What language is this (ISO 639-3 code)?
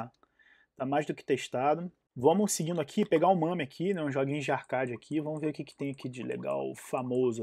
por